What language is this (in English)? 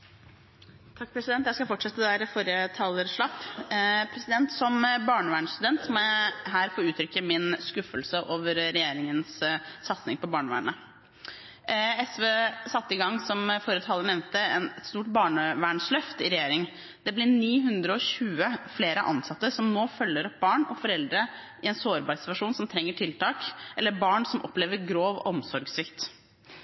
Norwegian